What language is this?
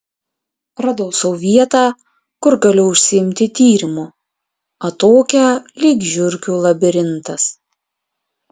Lithuanian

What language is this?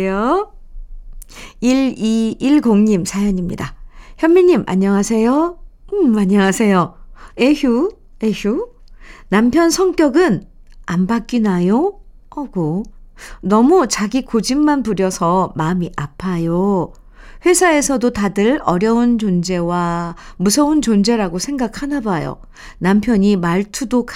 Korean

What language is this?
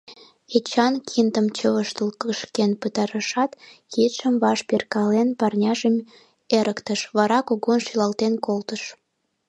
Mari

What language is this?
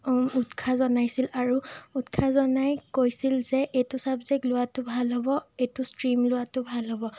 Assamese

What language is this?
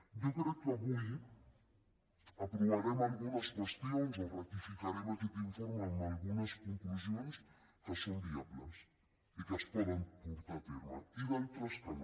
Catalan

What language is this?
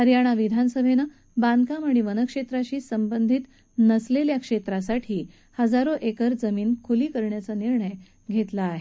Marathi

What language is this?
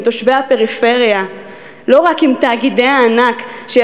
Hebrew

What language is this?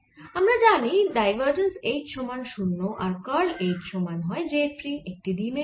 Bangla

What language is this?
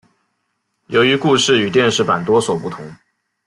Chinese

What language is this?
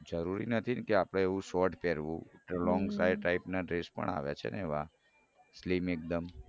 Gujarati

